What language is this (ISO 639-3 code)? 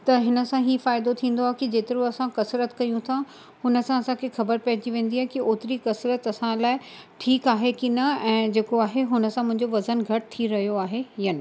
snd